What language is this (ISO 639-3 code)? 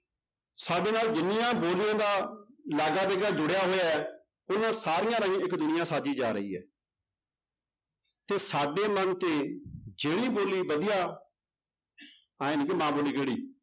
pan